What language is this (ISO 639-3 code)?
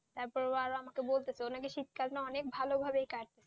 ben